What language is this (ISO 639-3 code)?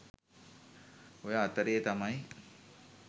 sin